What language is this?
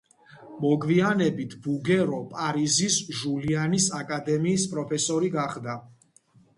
Georgian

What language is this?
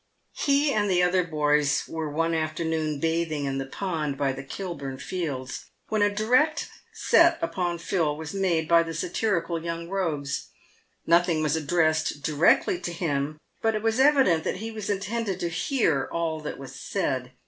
English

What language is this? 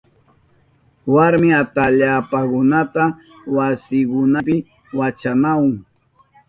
Southern Pastaza Quechua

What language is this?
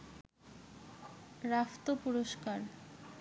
Bangla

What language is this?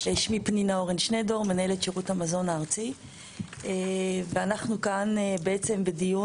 Hebrew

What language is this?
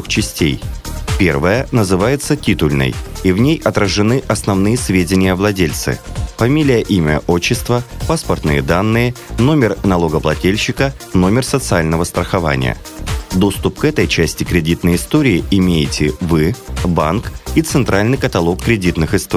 Russian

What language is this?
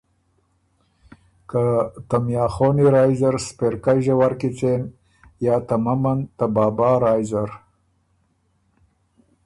Ormuri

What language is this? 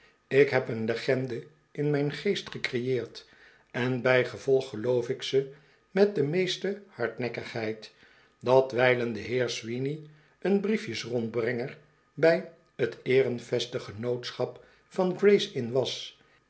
Dutch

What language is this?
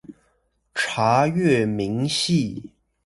Chinese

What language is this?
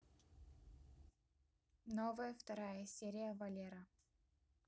Russian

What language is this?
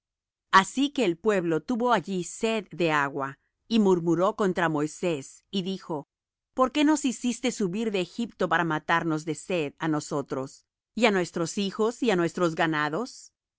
Spanish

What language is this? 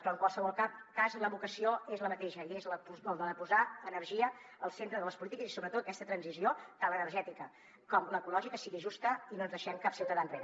Catalan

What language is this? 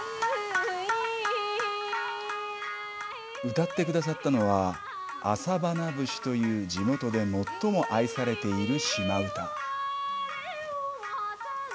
Japanese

